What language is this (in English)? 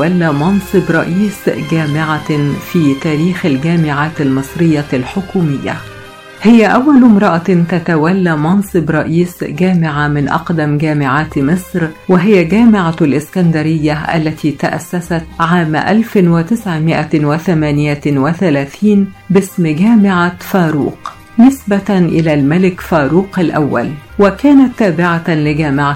Arabic